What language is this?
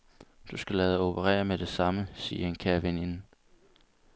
Danish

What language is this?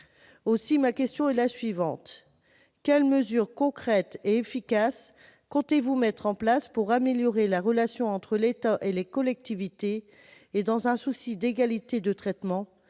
French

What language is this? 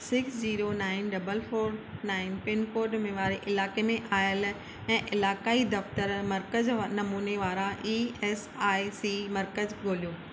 Sindhi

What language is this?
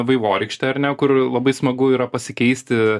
Lithuanian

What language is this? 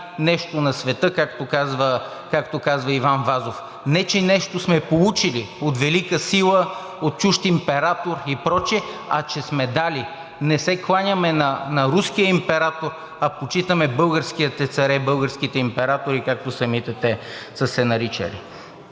Bulgarian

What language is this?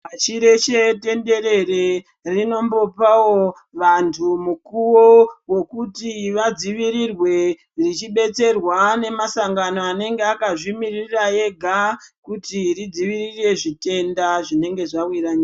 Ndau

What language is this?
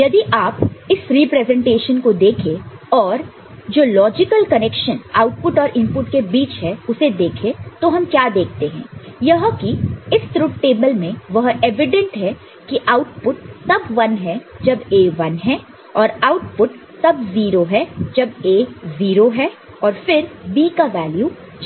Hindi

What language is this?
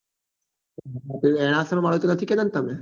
Gujarati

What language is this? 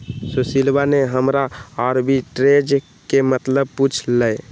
Magahi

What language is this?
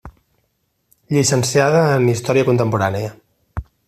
Catalan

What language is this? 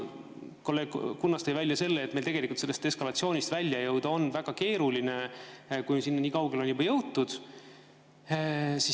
Estonian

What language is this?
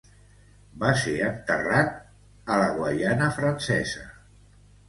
Catalan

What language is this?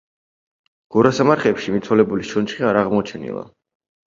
Georgian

